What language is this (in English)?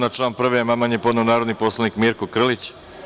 Serbian